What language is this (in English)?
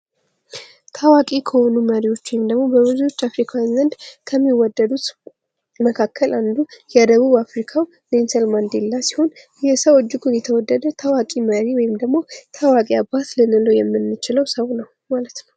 Amharic